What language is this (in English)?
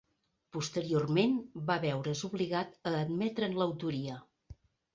Catalan